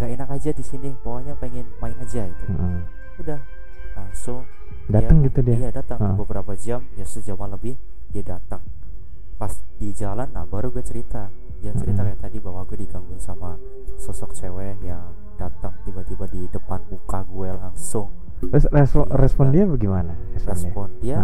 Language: Indonesian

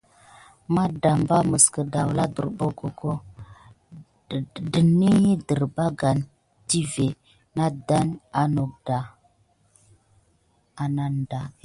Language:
Gidar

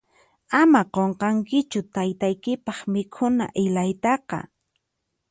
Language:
Puno Quechua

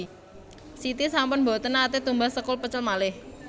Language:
Javanese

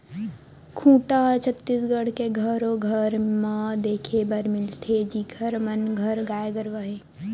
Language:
Chhattisgarhi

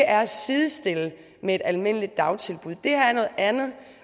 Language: Danish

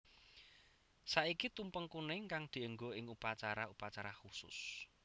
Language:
Javanese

